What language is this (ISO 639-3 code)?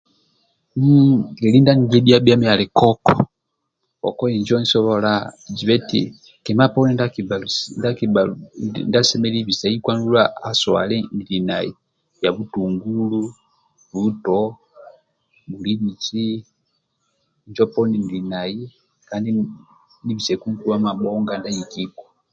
rwm